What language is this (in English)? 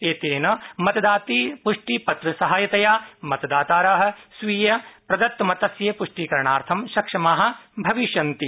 Sanskrit